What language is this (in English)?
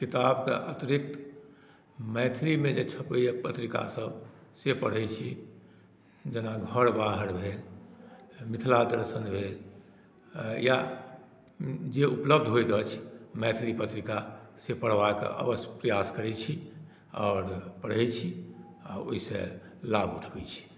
Maithili